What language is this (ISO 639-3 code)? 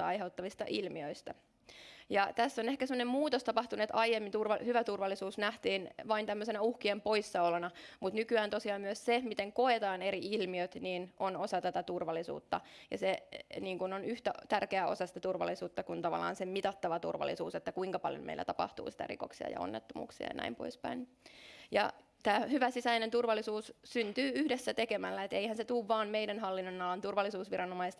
fin